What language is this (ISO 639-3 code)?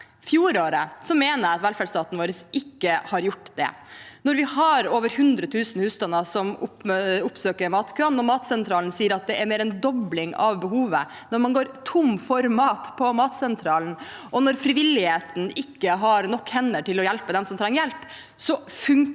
nor